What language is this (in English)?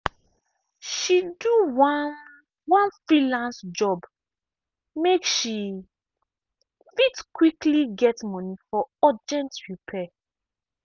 Nigerian Pidgin